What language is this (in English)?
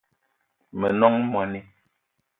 Eton (Cameroon)